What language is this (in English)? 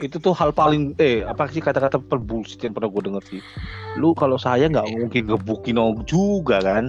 Indonesian